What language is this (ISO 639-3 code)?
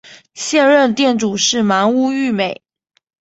zho